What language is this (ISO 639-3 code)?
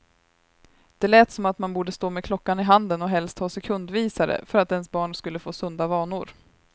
swe